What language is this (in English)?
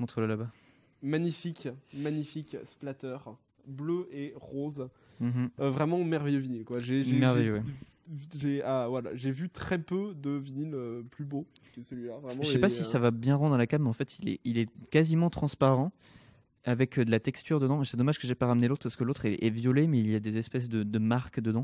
French